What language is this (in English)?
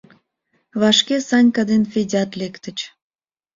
Mari